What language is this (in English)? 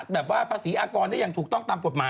Thai